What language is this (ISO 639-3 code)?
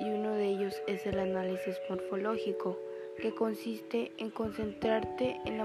spa